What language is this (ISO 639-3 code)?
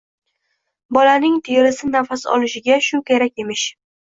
uzb